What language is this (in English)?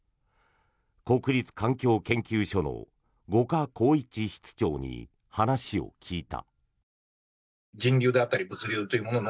Japanese